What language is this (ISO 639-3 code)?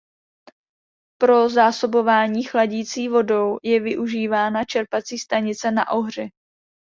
ces